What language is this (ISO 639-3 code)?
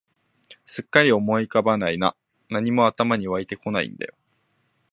jpn